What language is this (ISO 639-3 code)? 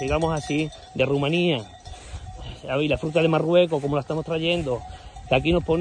spa